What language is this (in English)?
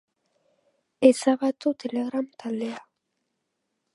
Basque